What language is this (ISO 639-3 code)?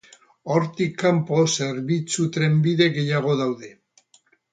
eus